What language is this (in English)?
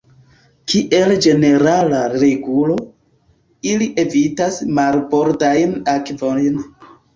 Esperanto